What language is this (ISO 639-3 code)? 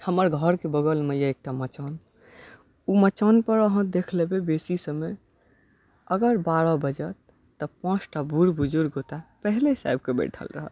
mai